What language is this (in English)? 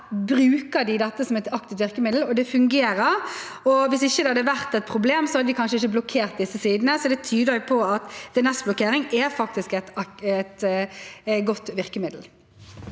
Norwegian